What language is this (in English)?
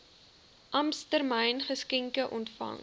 Afrikaans